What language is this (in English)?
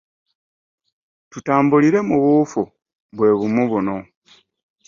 Ganda